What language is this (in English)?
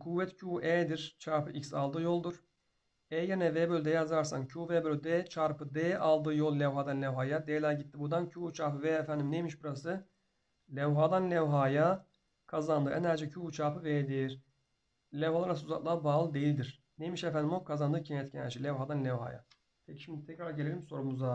Turkish